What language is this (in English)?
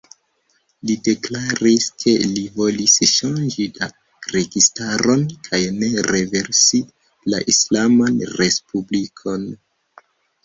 Esperanto